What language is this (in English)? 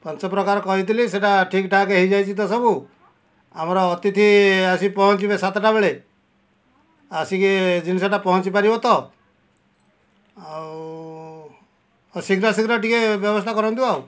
Odia